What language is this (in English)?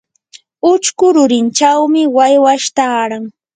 Yanahuanca Pasco Quechua